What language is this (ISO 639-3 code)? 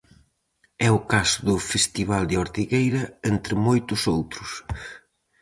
glg